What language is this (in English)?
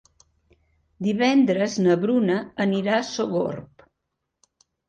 Catalan